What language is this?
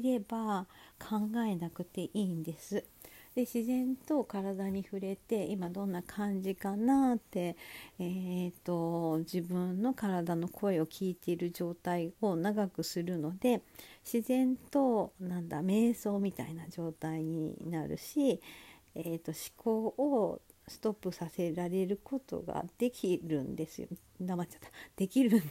Japanese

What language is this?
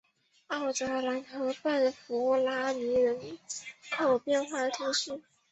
Chinese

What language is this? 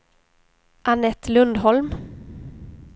Swedish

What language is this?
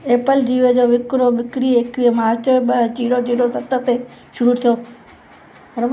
Sindhi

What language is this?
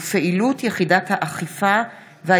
Hebrew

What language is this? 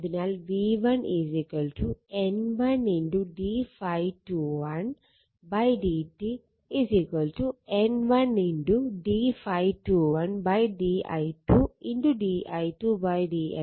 Malayalam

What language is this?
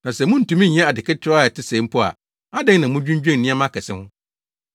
Akan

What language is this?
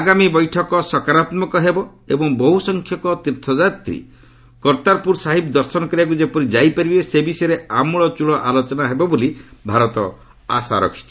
Odia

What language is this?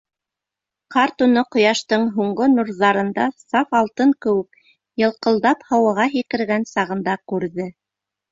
Bashkir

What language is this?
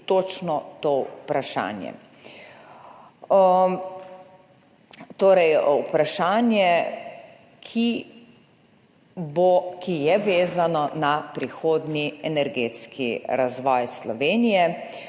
Slovenian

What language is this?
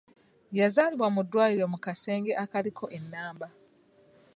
Ganda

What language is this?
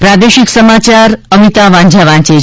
Gujarati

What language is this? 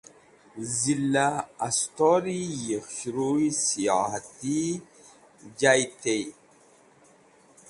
Wakhi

